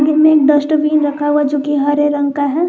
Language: Hindi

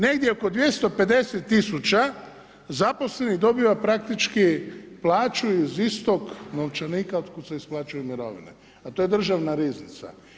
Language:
Croatian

